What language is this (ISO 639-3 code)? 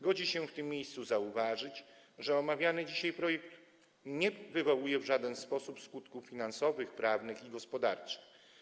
pol